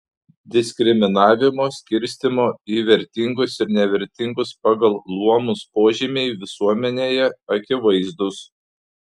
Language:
Lithuanian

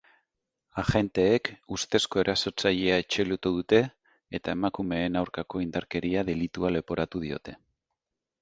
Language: Basque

